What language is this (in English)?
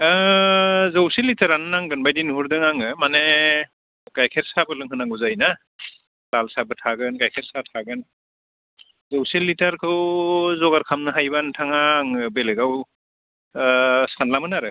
Bodo